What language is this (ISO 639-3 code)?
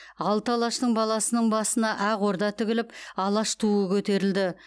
kaz